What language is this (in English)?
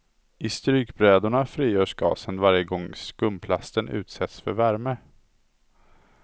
Swedish